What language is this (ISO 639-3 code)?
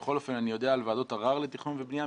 heb